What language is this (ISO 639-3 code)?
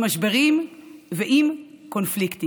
heb